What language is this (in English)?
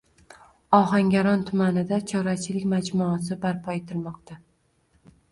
Uzbek